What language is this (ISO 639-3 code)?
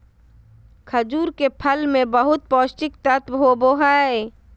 mag